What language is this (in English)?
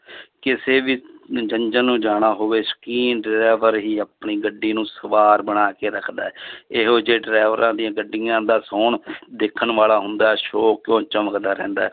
Punjabi